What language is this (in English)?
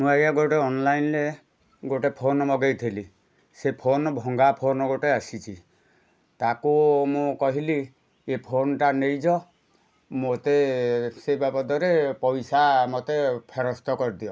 Odia